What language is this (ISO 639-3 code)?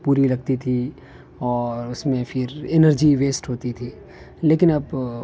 urd